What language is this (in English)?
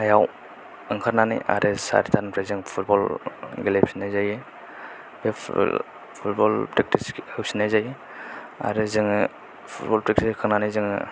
Bodo